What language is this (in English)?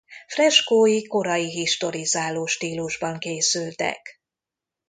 Hungarian